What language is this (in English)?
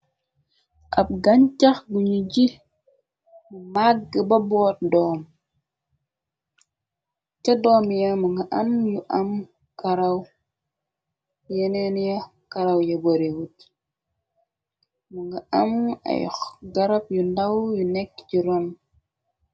Wolof